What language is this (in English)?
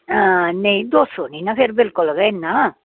Dogri